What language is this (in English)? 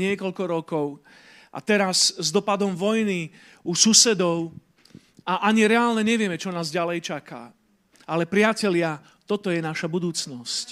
Slovak